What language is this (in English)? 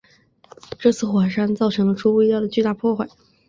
Chinese